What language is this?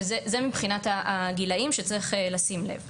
Hebrew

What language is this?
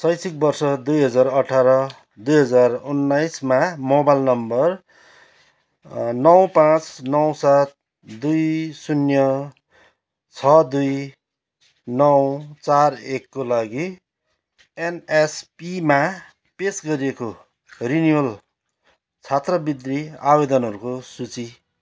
Nepali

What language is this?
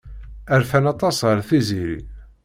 Kabyle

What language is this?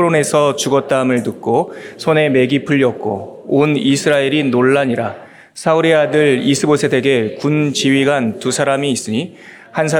Korean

